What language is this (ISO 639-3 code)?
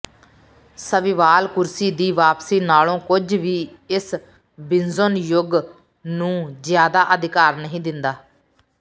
pan